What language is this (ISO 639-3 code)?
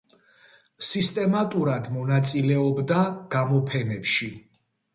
kat